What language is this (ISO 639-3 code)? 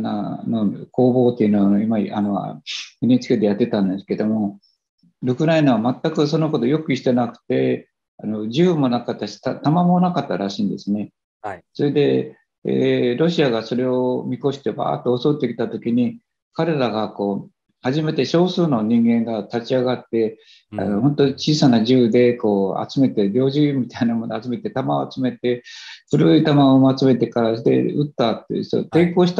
jpn